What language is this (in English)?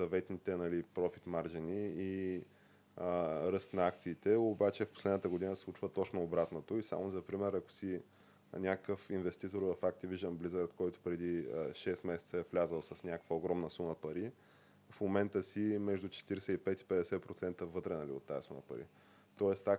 Bulgarian